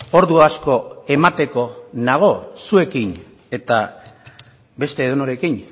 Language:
Basque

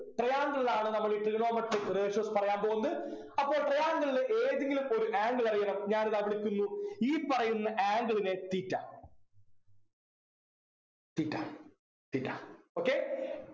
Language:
Malayalam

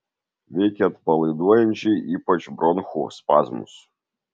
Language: Lithuanian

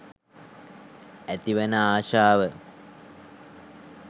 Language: Sinhala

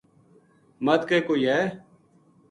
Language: Gujari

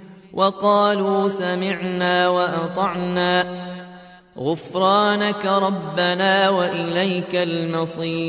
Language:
Arabic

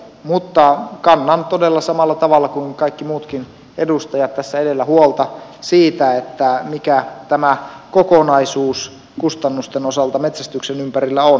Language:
Finnish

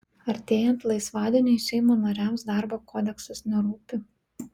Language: Lithuanian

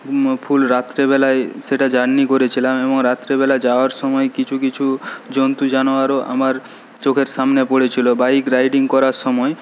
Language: Bangla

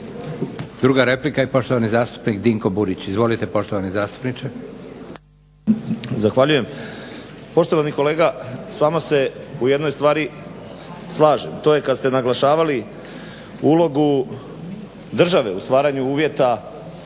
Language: Croatian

